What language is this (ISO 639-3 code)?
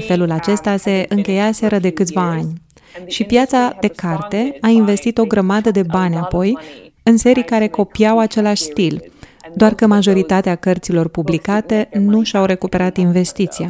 ron